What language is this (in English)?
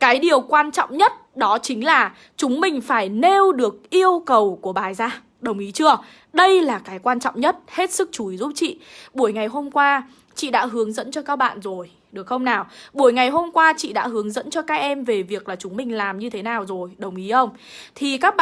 Vietnamese